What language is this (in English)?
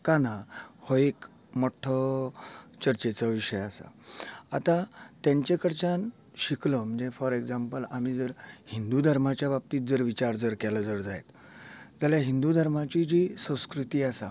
Konkani